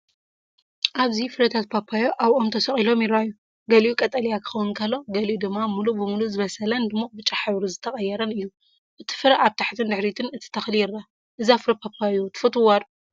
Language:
Tigrinya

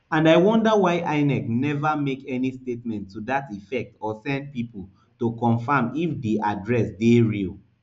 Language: Nigerian Pidgin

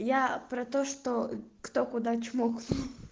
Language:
Russian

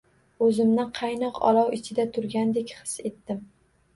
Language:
Uzbek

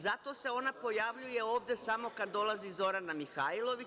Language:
Serbian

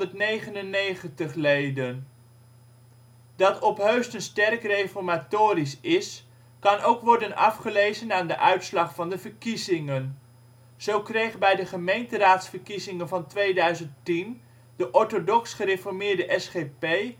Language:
Dutch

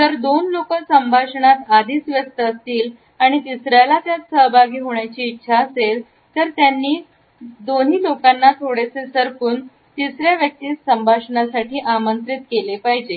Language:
Marathi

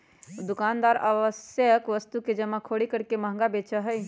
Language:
Magahi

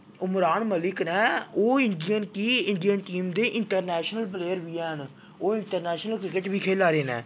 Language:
Dogri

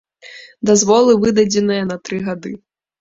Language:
Belarusian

